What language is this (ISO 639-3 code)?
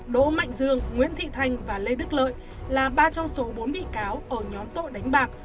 vie